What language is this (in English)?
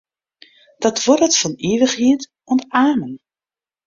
Western Frisian